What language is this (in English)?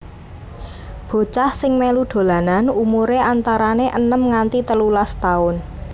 Javanese